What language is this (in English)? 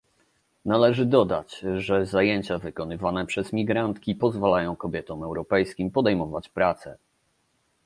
Polish